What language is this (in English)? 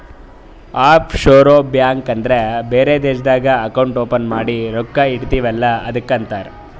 Kannada